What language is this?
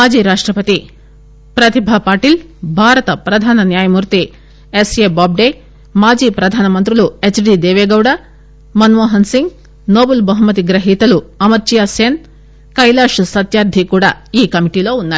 Telugu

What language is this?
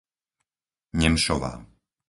Slovak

